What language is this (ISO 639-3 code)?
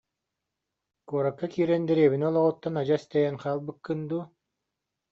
sah